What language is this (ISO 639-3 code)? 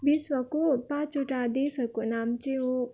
nep